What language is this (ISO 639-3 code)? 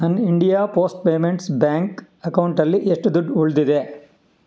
kan